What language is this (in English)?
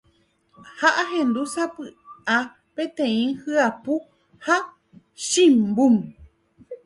Guarani